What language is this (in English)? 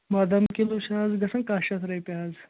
Kashmiri